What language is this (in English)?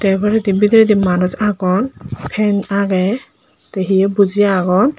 Chakma